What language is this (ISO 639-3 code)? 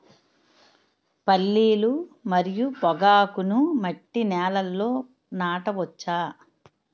tel